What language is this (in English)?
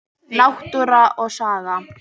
Icelandic